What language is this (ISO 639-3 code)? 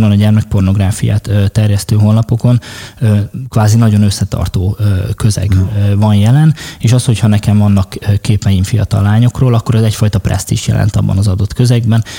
hun